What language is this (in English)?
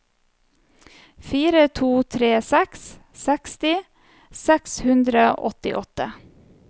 Norwegian